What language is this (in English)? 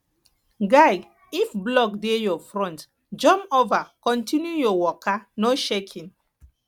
Nigerian Pidgin